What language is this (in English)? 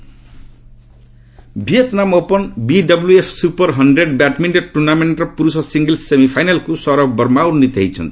Odia